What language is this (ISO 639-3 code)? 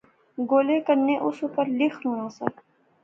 phr